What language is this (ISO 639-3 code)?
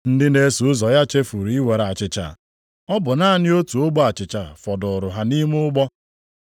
ibo